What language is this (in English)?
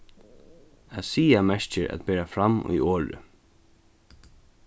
Faroese